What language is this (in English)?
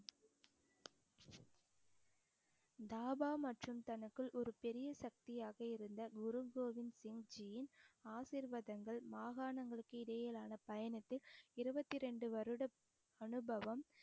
Tamil